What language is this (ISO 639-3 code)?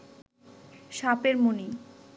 ben